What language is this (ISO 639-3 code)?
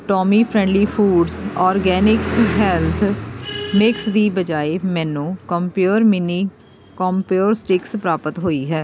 pan